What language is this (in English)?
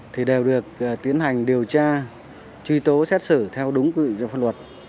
Vietnamese